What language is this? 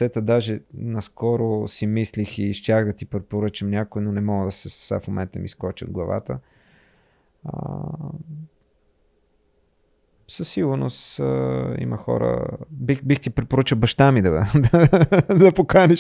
Bulgarian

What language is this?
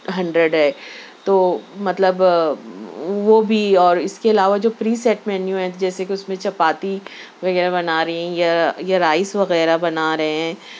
Urdu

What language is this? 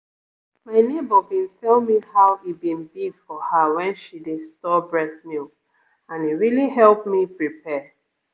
Nigerian Pidgin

